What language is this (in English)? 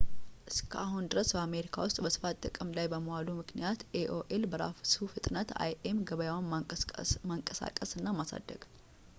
Amharic